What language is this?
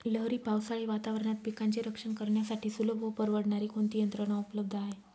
Marathi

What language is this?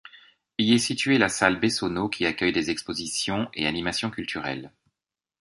French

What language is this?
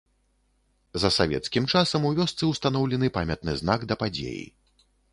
Belarusian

